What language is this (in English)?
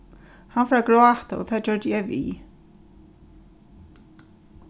Faroese